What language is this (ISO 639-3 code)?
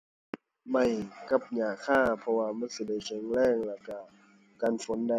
tha